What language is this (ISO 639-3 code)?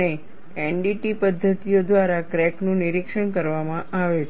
guj